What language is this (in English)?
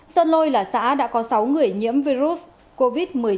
Vietnamese